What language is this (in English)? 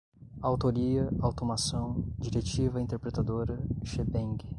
Portuguese